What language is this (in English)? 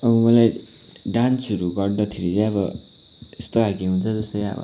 Nepali